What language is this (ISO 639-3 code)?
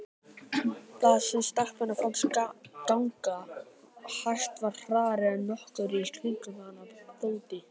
isl